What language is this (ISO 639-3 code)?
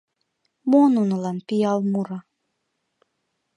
chm